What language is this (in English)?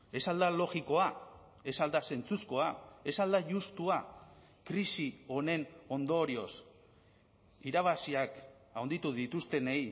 Basque